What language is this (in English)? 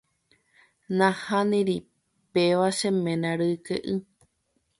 Guarani